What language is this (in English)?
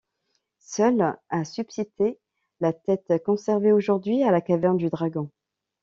French